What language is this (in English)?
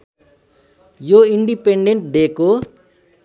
Nepali